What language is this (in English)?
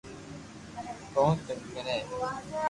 Loarki